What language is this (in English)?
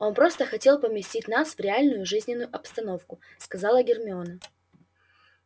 Russian